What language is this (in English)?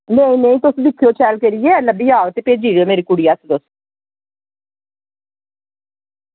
Dogri